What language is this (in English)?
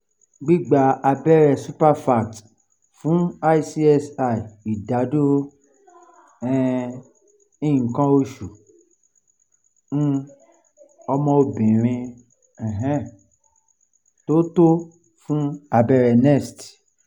Yoruba